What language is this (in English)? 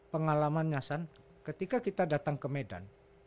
Indonesian